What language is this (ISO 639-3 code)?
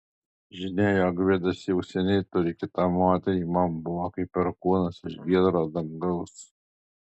lit